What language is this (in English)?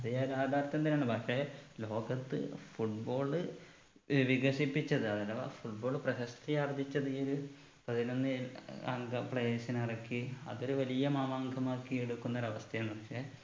Malayalam